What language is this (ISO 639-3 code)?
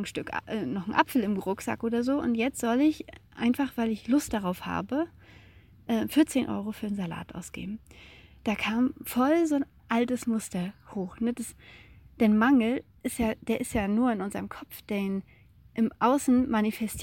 deu